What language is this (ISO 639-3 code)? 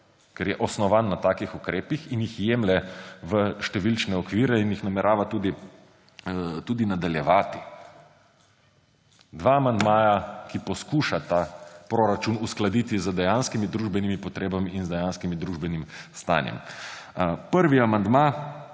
slv